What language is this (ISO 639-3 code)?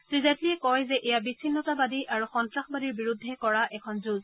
asm